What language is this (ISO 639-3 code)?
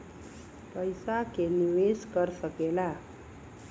bho